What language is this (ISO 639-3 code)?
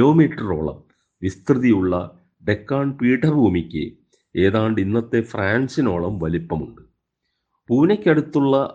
mal